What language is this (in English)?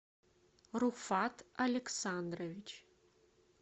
Russian